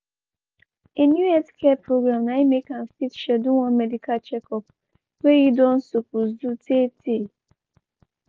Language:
Nigerian Pidgin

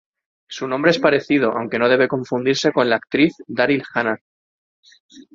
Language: Spanish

